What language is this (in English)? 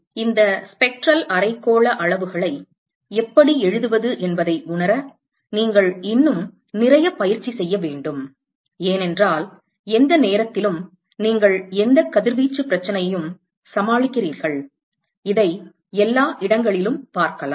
Tamil